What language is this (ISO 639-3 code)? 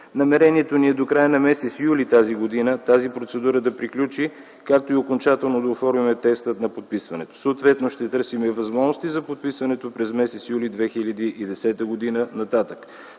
bul